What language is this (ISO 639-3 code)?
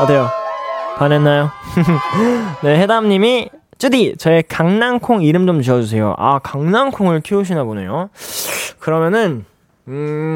kor